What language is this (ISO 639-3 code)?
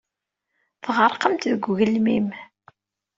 kab